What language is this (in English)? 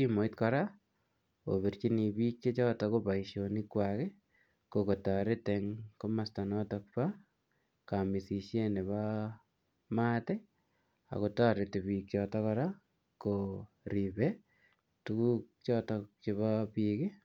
Kalenjin